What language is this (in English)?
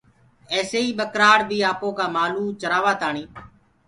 Gurgula